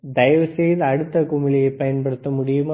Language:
Tamil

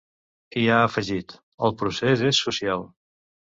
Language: Catalan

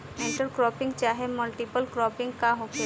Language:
Bhojpuri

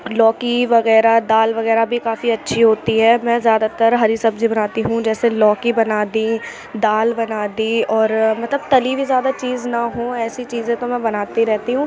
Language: Urdu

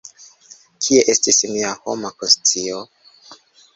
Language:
Esperanto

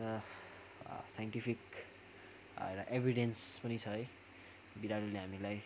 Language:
Nepali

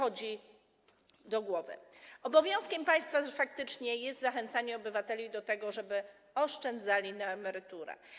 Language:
Polish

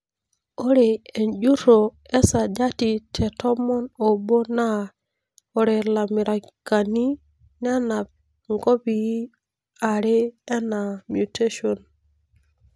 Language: Masai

